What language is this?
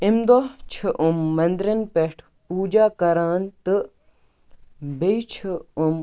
Kashmiri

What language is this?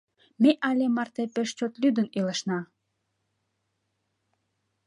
Mari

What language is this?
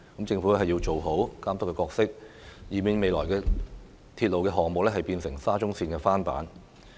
Cantonese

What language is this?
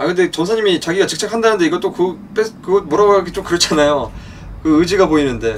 Korean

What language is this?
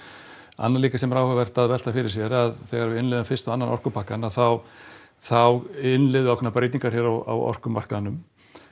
Icelandic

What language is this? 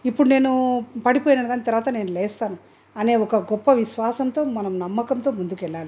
Telugu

